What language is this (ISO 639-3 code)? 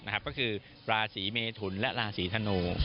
tha